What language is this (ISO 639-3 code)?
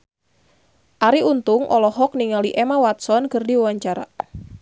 sun